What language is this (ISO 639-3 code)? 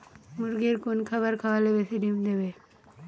ben